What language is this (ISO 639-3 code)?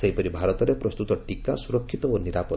ori